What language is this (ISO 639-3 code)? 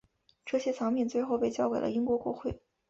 zho